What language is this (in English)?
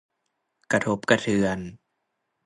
Thai